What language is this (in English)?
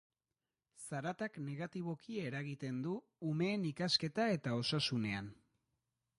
Basque